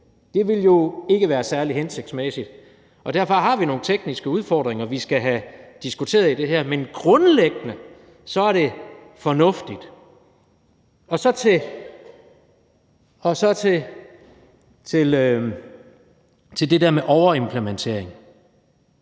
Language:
Danish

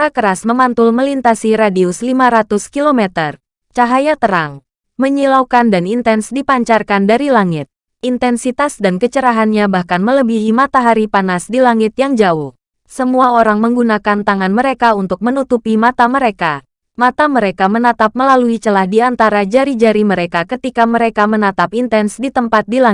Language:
Indonesian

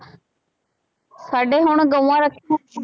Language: Punjabi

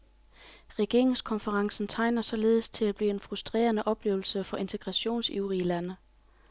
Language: Danish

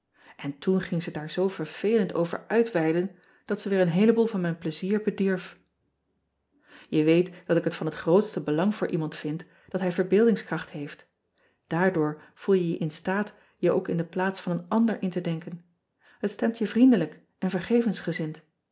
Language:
Dutch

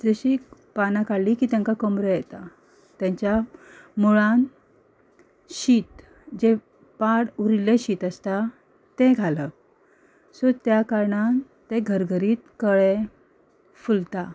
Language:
Konkani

